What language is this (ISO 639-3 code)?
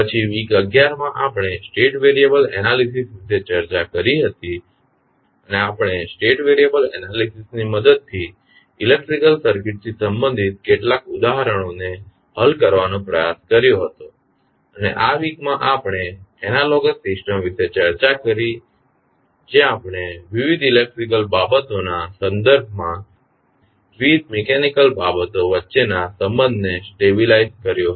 guj